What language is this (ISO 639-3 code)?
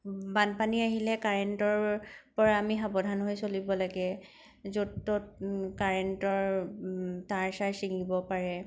asm